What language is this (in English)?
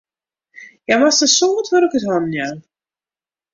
Western Frisian